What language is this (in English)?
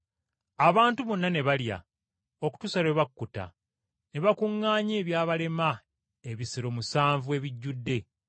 Ganda